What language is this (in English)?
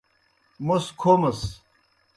Kohistani Shina